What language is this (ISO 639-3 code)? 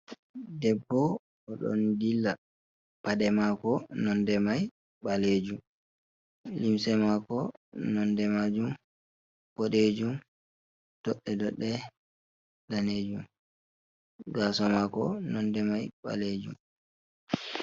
ful